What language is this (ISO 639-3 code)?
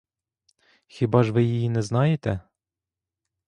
ukr